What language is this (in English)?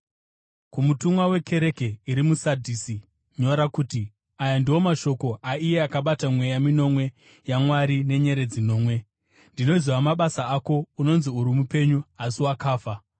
Shona